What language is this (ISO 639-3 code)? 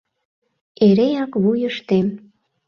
chm